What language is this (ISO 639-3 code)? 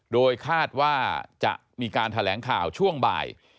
tha